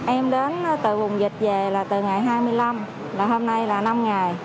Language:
Vietnamese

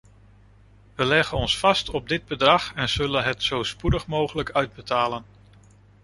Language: Dutch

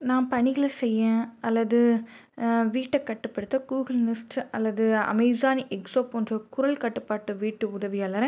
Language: Tamil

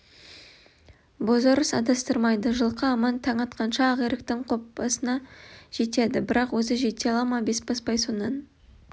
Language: Kazakh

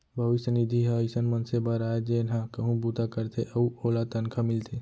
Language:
Chhattisgarhi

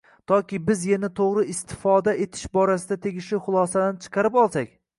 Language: Uzbek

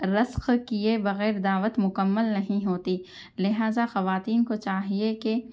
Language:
Urdu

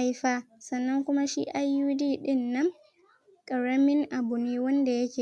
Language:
Hausa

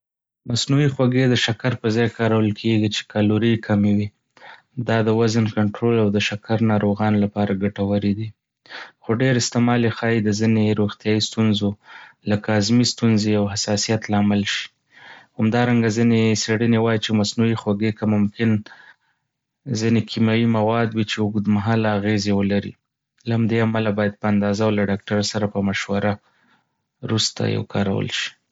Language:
Pashto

